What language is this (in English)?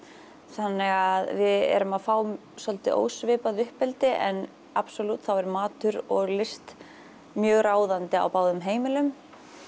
Icelandic